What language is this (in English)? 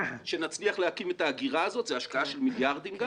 Hebrew